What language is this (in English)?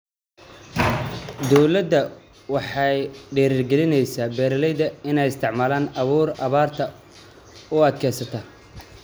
Somali